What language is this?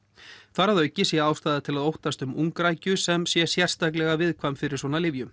Icelandic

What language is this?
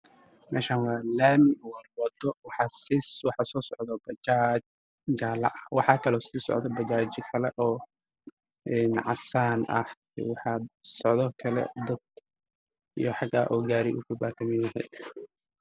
Somali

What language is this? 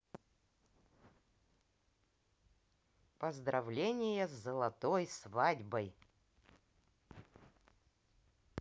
Russian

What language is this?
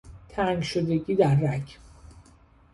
Persian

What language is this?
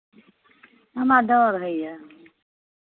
Maithili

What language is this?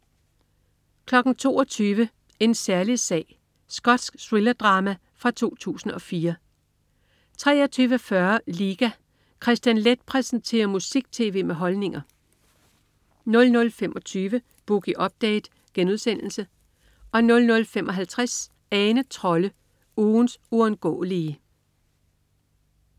Danish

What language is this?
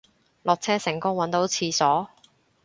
Cantonese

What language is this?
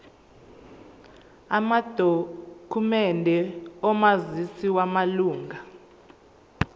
Zulu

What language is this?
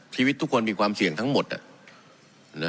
Thai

